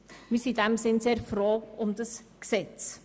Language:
Swiss German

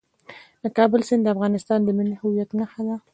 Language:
Pashto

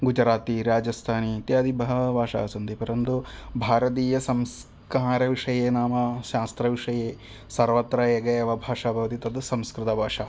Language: Sanskrit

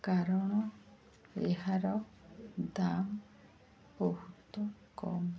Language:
Odia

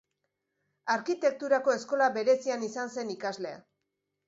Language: Basque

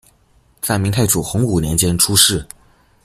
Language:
Chinese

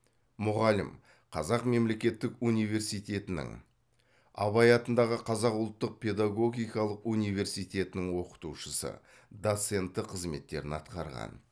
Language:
Kazakh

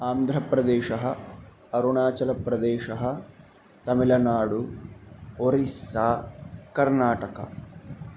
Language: Sanskrit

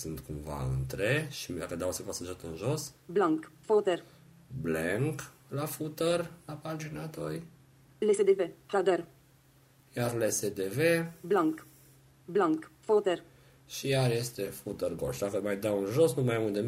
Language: Romanian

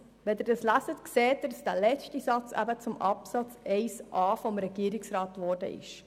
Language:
Swiss German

